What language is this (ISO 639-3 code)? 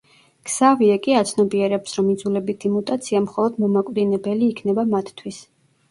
kat